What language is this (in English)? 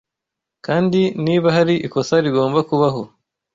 Kinyarwanda